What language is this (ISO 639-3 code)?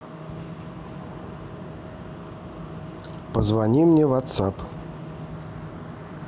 rus